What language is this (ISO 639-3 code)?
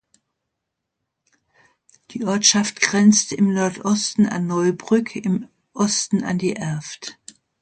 deu